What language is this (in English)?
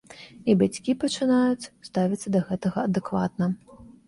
Belarusian